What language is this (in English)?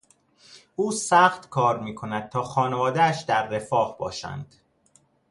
Persian